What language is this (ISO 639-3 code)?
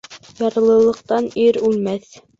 bak